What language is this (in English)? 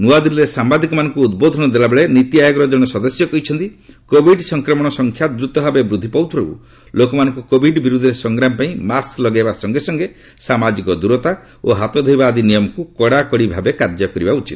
Odia